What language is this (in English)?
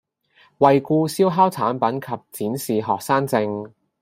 Cantonese